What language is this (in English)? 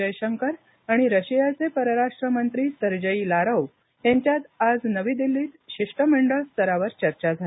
Marathi